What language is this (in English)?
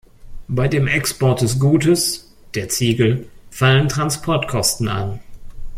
German